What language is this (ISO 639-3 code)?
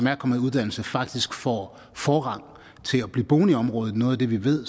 dan